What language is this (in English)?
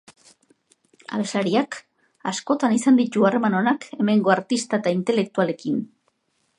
Basque